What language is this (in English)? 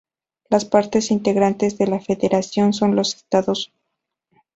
Spanish